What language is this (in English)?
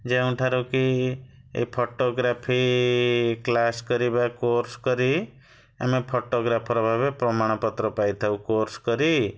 Odia